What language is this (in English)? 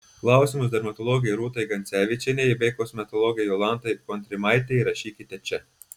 Lithuanian